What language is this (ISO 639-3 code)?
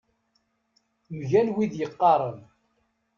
kab